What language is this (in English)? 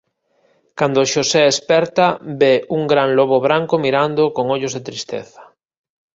Galician